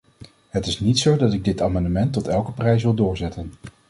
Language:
Dutch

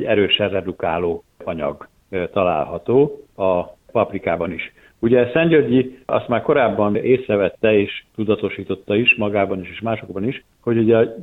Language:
Hungarian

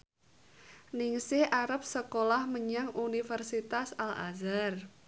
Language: Javanese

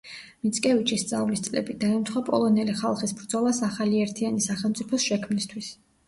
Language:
Georgian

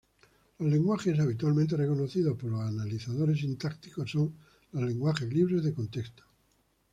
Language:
Spanish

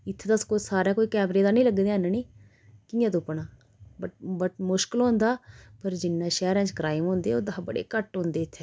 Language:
Dogri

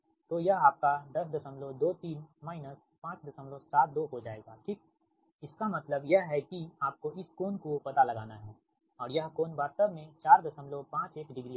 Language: Hindi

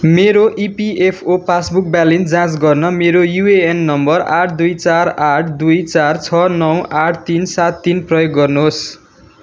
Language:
Nepali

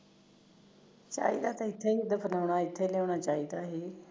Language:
Punjabi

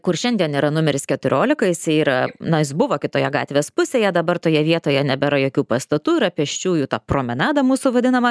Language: Lithuanian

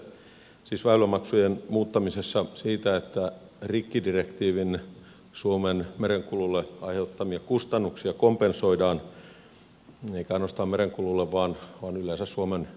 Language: Finnish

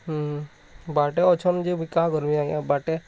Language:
Odia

